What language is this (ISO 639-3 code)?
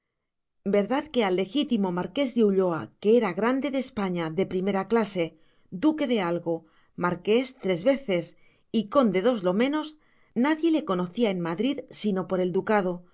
spa